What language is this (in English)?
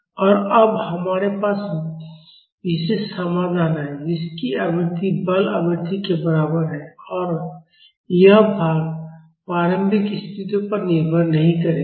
Hindi